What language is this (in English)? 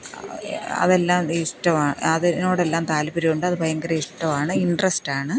Malayalam